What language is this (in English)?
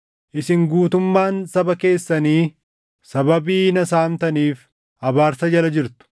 Oromo